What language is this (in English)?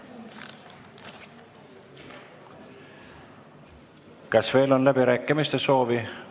Estonian